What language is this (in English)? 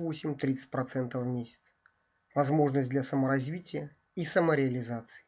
Russian